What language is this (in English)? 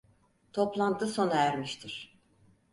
Turkish